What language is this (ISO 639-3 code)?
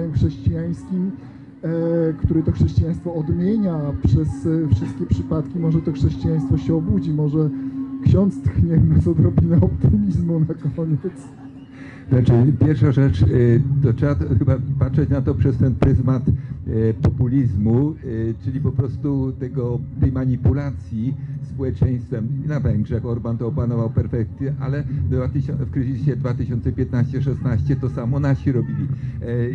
pol